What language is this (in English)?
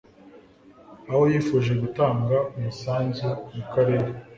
Kinyarwanda